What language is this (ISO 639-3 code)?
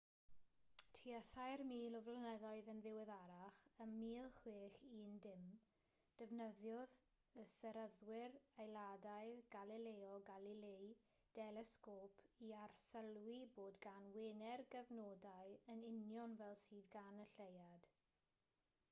cym